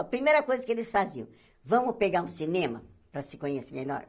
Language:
Portuguese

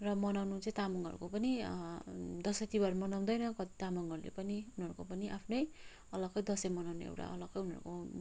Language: Nepali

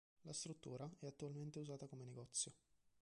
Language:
Italian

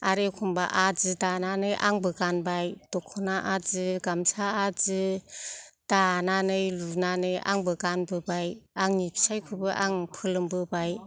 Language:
Bodo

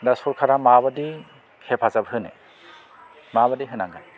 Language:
Bodo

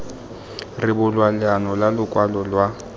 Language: Tswana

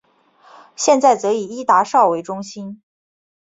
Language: Chinese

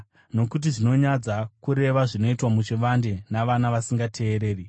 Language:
Shona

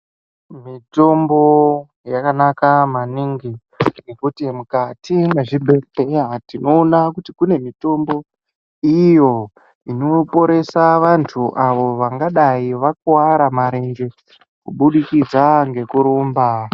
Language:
Ndau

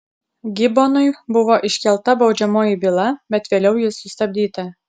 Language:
Lithuanian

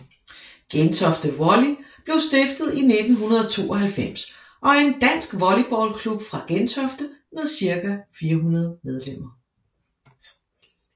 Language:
Danish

